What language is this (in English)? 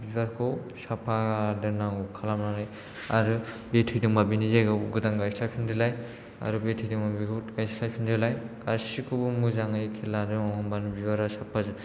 Bodo